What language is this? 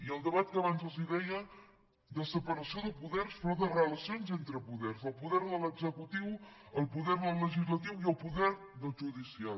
Catalan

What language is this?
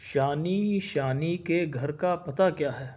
Urdu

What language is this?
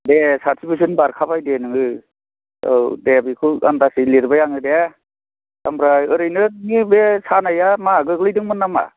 Bodo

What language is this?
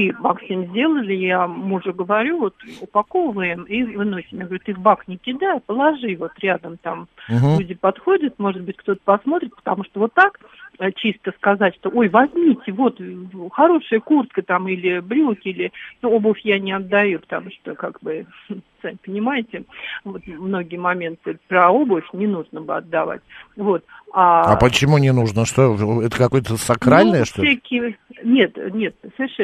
Russian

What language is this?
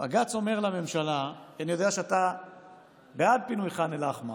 Hebrew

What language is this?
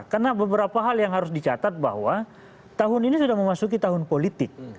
Indonesian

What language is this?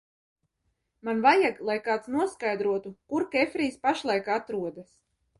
Latvian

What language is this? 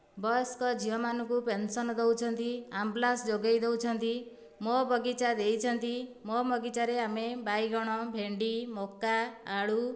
Odia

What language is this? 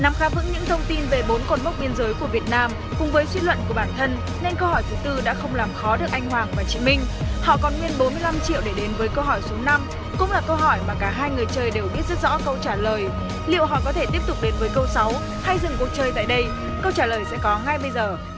Vietnamese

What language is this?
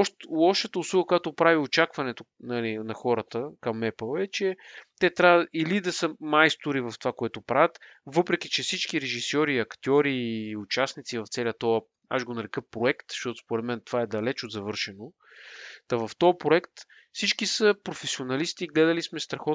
Bulgarian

